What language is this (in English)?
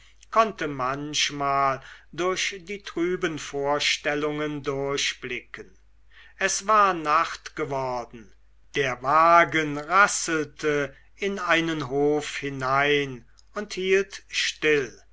German